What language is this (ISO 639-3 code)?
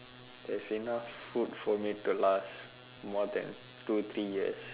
eng